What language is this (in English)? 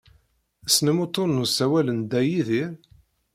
Kabyle